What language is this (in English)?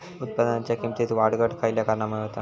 Marathi